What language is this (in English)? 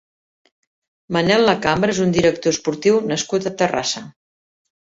Catalan